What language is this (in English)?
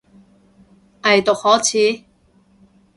Cantonese